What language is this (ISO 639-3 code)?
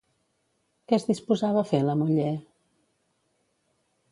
cat